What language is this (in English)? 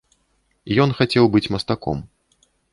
Belarusian